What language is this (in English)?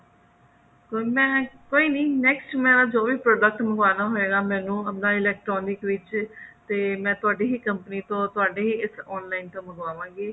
Punjabi